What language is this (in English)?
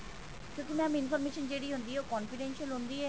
Punjabi